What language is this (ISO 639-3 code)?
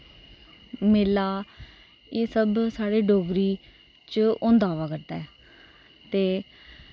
doi